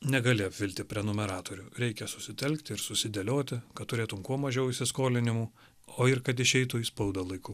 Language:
Lithuanian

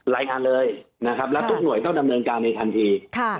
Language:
Thai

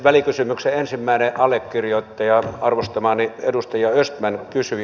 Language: Finnish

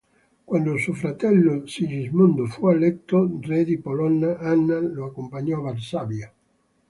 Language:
Italian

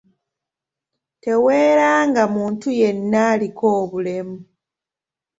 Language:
Ganda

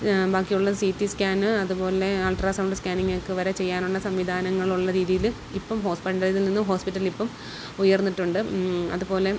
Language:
Malayalam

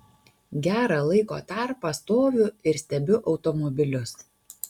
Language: Lithuanian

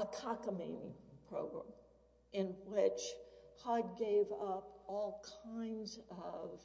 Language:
English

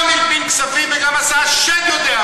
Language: Hebrew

